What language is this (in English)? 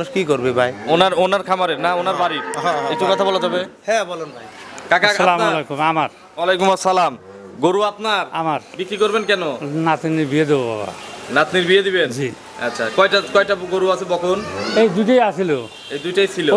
Arabic